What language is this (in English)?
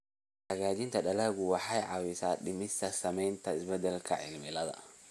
Somali